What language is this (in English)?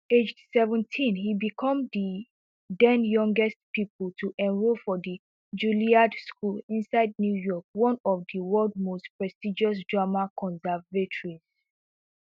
Nigerian Pidgin